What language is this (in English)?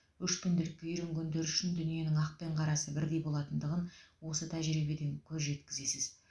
Kazakh